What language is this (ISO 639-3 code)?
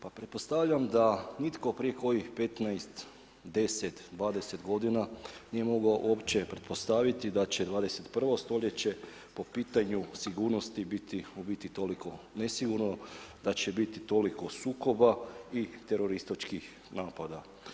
hrv